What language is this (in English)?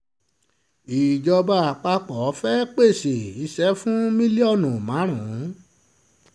Yoruba